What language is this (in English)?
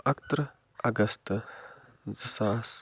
Kashmiri